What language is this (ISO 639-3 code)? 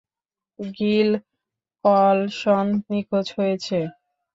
ben